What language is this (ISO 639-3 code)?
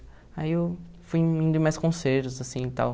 por